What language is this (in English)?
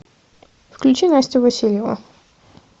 Russian